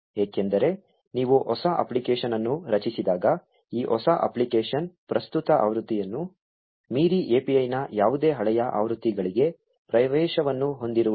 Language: Kannada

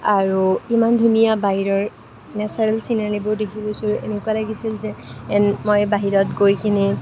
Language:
Assamese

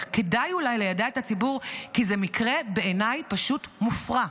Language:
Hebrew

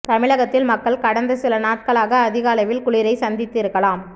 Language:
Tamil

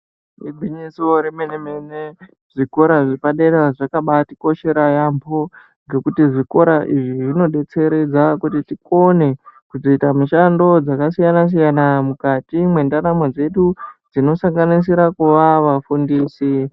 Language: Ndau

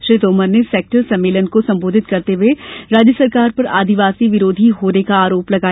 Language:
Hindi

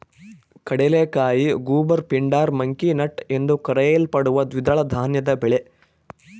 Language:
Kannada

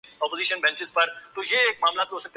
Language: Urdu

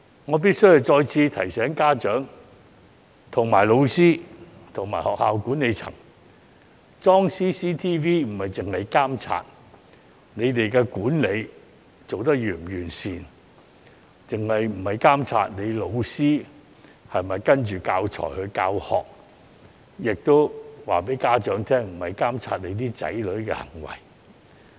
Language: Cantonese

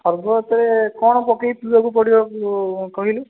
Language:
Odia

